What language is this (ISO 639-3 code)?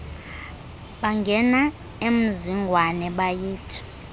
xho